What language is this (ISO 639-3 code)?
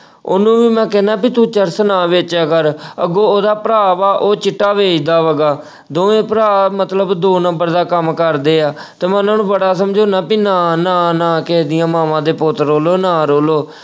pan